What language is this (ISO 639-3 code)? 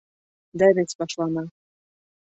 bak